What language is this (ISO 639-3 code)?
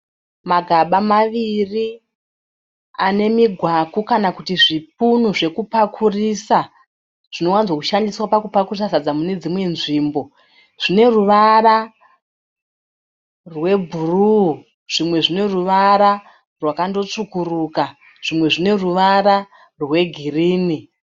sna